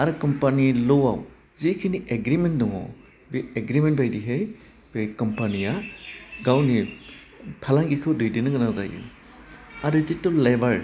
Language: Bodo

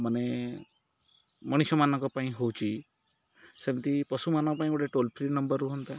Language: Odia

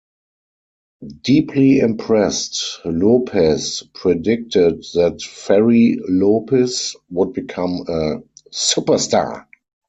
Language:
English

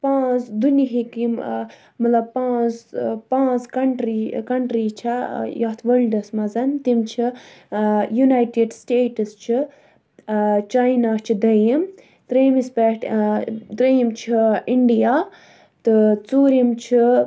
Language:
Kashmiri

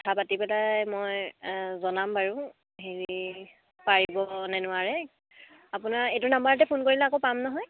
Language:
Assamese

